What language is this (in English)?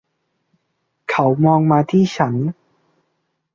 Thai